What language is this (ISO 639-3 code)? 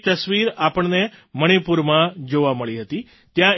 guj